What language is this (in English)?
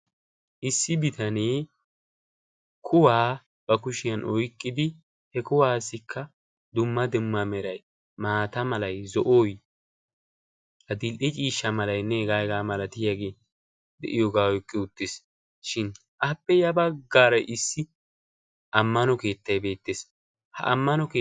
Wolaytta